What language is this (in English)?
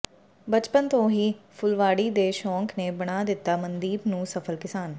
Punjabi